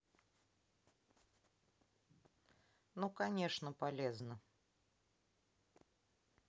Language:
Russian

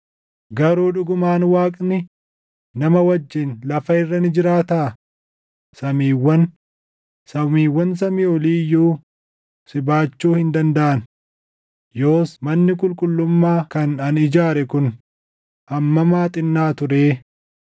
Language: Oromo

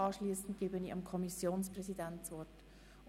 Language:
Swiss German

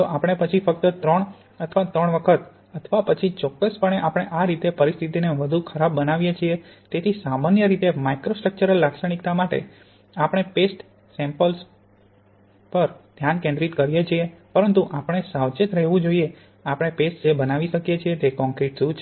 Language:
Gujarati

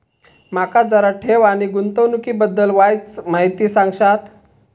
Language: Marathi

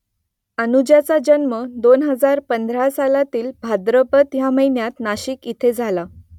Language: Marathi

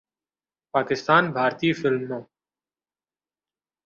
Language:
Urdu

